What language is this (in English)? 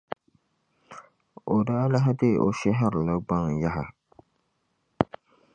Dagbani